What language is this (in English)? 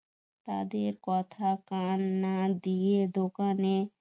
Bangla